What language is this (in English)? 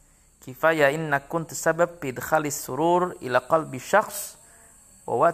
Arabic